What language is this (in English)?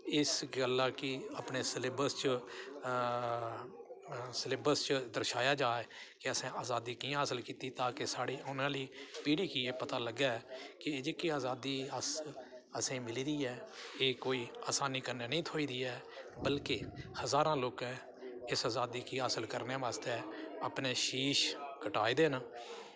Dogri